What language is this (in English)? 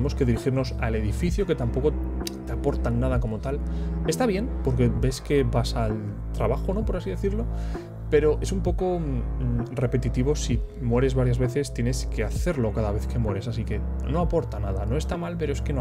Spanish